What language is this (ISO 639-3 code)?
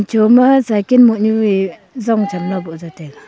nnp